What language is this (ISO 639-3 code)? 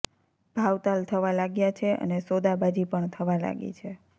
guj